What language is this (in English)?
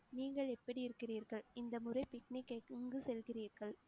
Tamil